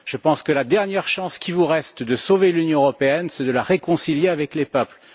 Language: French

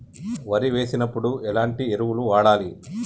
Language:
Telugu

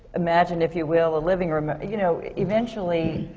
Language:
English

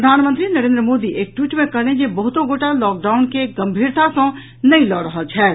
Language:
Maithili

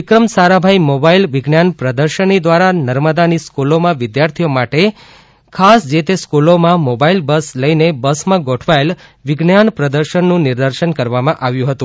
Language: Gujarati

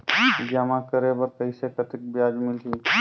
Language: Chhattisgarhi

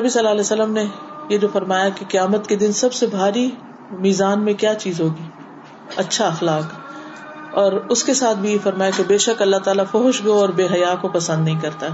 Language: Urdu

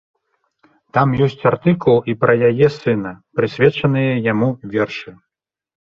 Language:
Belarusian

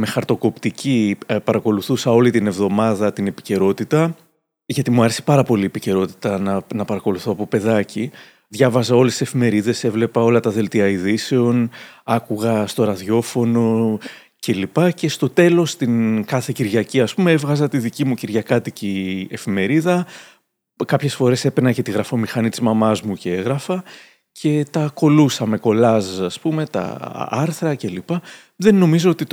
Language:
Greek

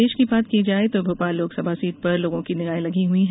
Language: Hindi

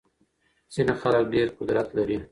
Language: Pashto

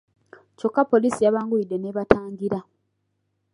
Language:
Ganda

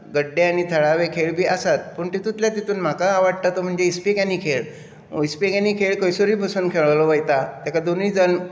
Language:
Konkani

